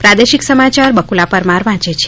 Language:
Gujarati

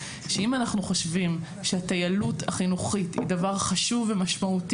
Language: Hebrew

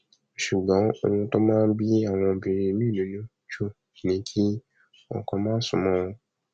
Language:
Yoruba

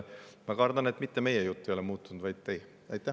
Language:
Estonian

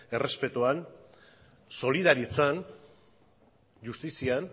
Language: Basque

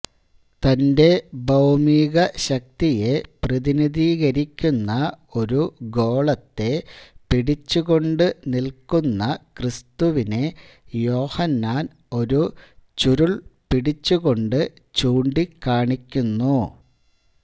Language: Malayalam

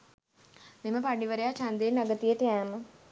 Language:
Sinhala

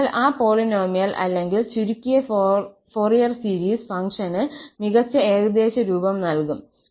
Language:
Malayalam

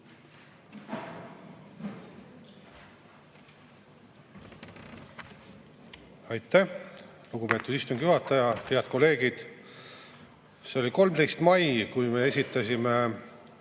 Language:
Estonian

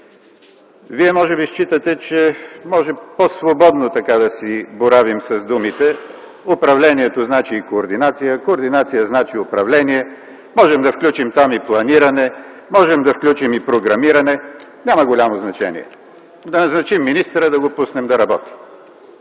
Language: Bulgarian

